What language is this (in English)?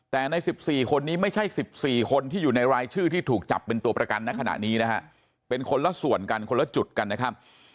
Thai